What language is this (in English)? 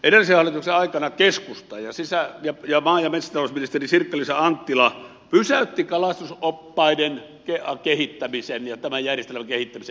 Finnish